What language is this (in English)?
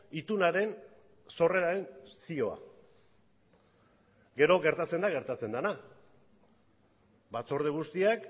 Basque